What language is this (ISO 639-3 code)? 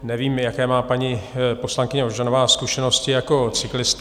ces